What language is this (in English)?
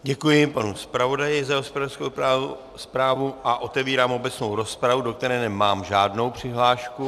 Czech